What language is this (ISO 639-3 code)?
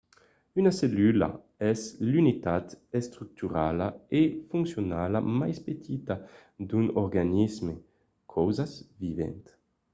oci